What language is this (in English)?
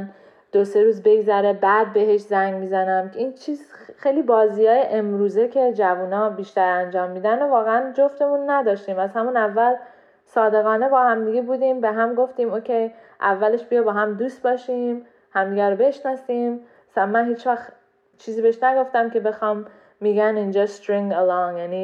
Persian